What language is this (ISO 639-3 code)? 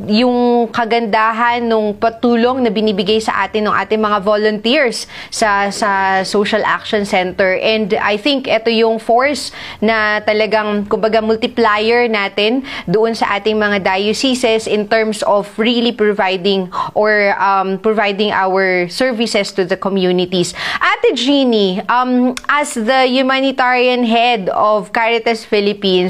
fil